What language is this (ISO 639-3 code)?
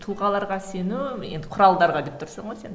kaz